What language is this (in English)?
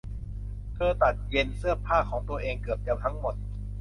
Thai